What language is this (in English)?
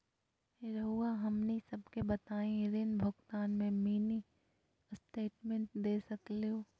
Magahi